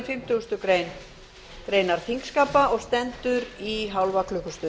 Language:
Icelandic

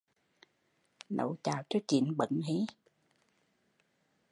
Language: Vietnamese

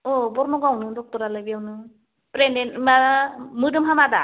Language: Bodo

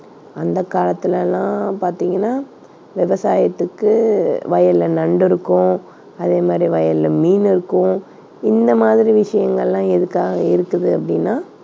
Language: Tamil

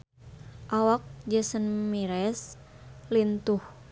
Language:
Sundanese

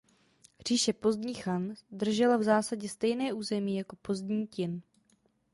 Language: Czech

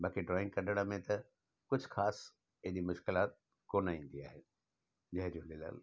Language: Sindhi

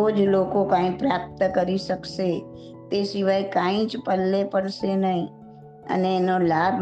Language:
Gujarati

